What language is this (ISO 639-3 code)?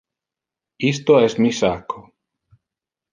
ina